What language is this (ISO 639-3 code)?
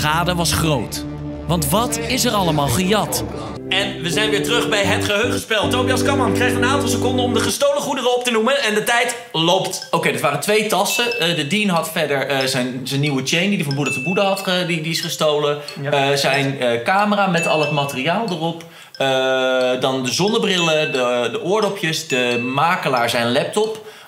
nld